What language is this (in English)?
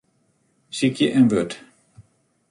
Western Frisian